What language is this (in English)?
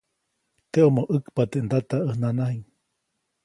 Copainalá Zoque